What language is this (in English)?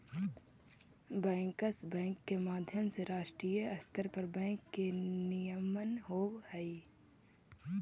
Magahi